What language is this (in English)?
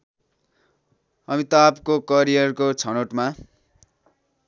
Nepali